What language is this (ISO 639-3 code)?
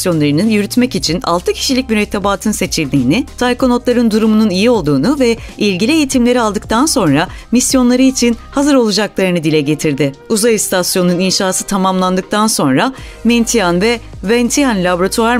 tur